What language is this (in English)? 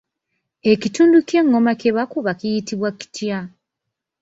Ganda